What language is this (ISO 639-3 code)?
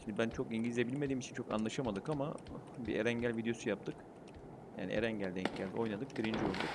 tur